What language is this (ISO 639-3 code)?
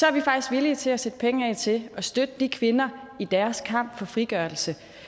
dan